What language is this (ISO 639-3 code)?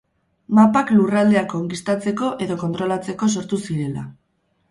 eus